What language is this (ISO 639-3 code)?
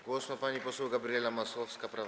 pol